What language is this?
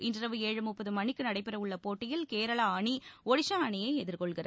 Tamil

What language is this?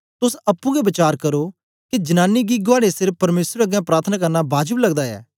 Dogri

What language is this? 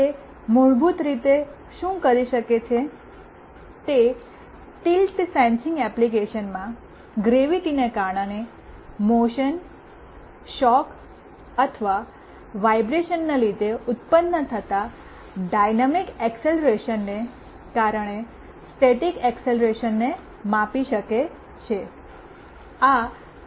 Gujarati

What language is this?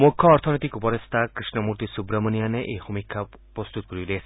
Assamese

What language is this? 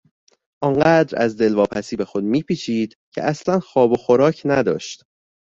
Persian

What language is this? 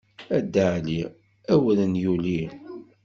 Kabyle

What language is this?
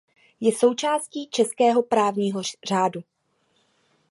Czech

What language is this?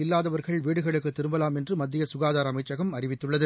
Tamil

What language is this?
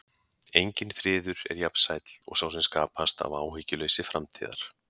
Icelandic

